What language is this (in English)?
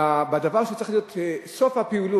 Hebrew